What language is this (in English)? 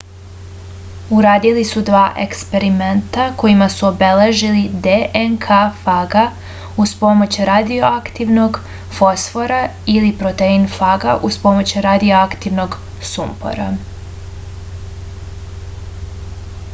Serbian